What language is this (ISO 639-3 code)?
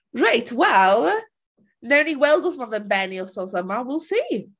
cym